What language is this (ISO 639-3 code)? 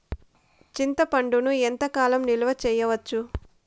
tel